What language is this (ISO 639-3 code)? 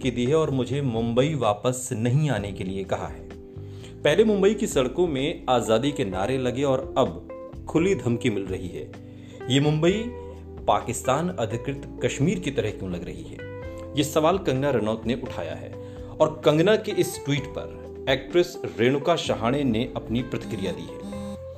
hin